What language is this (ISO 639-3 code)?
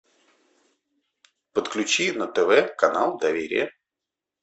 rus